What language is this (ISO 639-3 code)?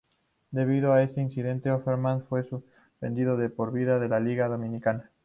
spa